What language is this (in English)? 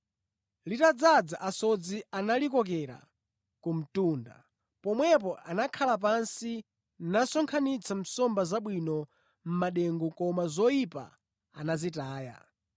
Nyanja